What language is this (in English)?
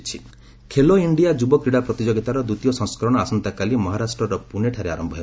Odia